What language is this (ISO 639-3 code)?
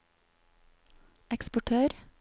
nor